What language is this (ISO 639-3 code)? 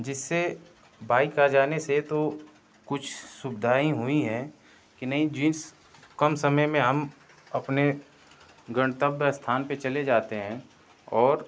hin